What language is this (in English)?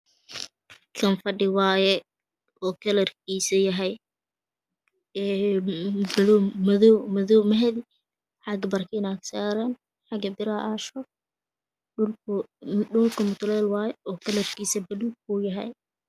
Somali